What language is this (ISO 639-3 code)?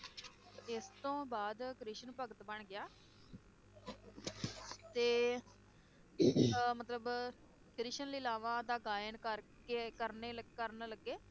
pan